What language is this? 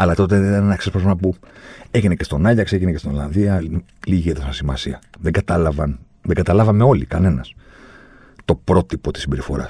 Greek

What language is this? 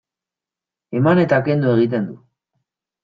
Basque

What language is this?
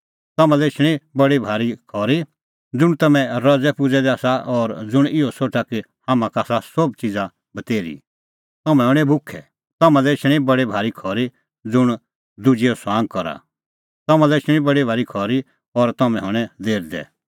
Kullu Pahari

